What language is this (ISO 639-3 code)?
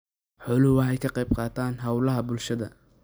som